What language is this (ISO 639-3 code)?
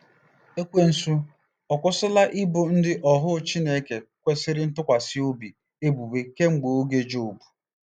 ibo